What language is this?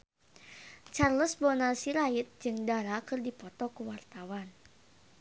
Sundanese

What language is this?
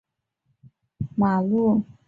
Chinese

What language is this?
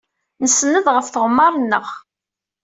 Kabyle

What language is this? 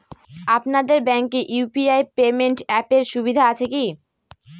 Bangla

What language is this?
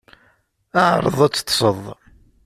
Kabyle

